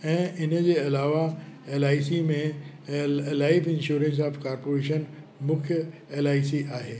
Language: Sindhi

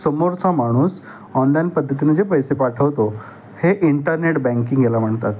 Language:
Marathi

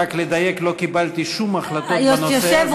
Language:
Hebrew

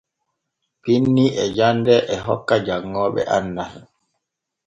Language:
Borgu Fulfulde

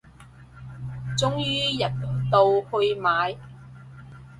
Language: Cantonese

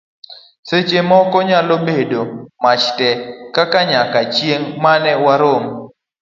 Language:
Luo (Kenya and Tanzania)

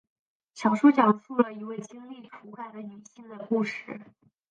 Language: Chinese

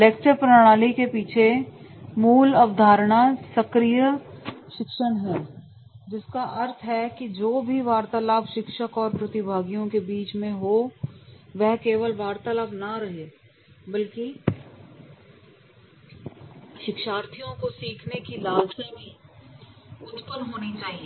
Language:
Hindi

